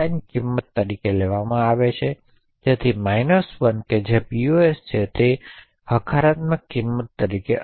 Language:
Gujarati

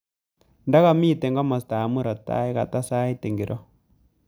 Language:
Kalenjin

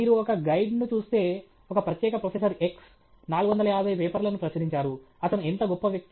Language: Telugu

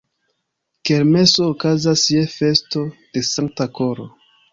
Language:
Esperanto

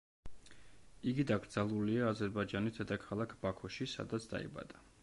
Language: Georgian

